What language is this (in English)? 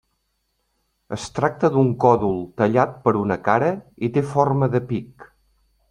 Catalan